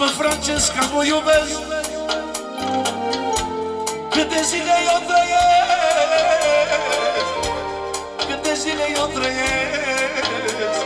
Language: Romanian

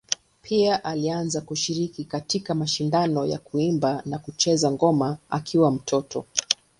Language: Swahili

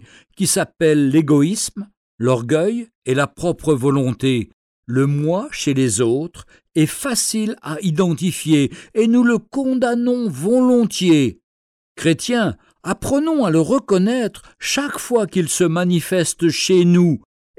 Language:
French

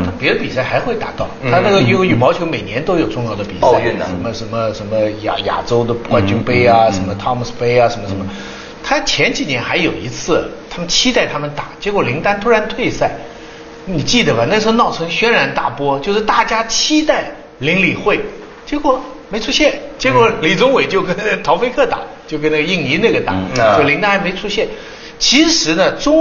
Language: Chinese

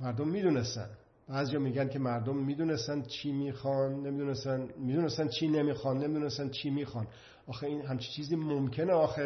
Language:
Persian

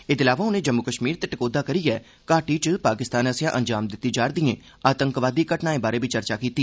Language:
Dogri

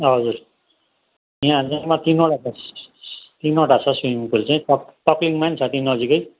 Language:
Nepali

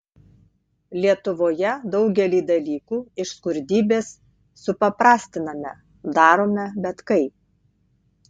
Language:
Lithuanian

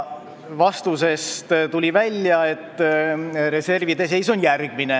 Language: Estonian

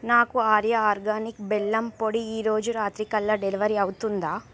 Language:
Telugu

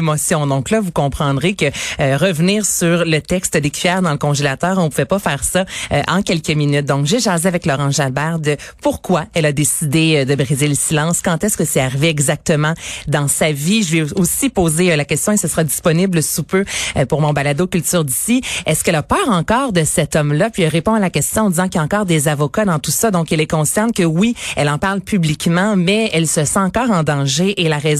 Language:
French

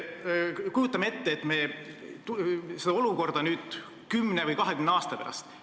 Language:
Estonian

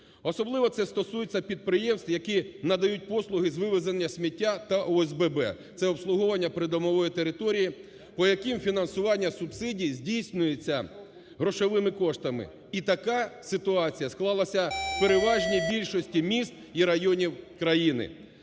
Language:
Ukrainian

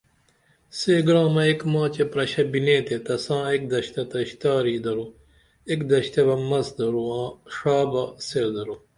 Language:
Dameli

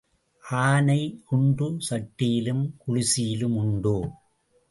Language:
Tamil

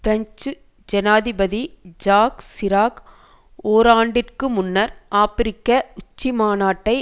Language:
Tamil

